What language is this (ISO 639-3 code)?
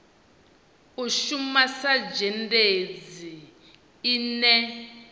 ven